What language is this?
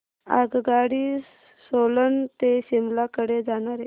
Marathi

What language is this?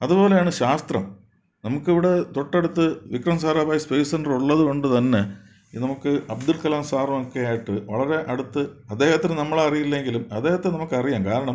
Malayalam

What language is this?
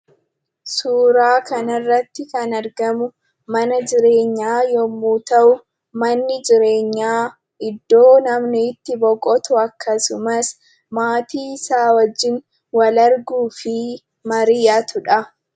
Oromo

